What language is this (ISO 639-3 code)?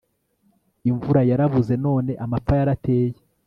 kin